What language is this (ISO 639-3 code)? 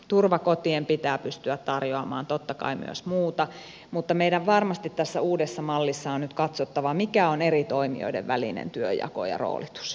fin